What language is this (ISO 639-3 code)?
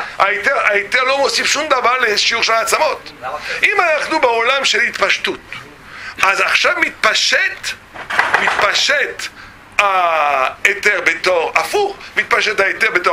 heb